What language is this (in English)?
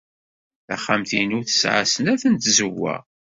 Kabyle